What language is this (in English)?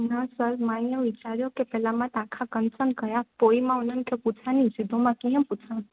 Sindhi